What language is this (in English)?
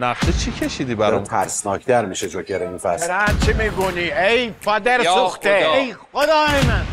Persian